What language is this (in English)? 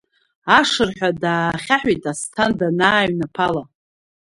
Abkhazian